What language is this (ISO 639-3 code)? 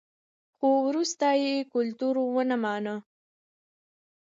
pus